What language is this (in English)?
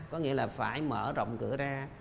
Vietnamese